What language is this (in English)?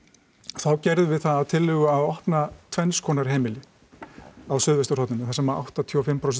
Icelandic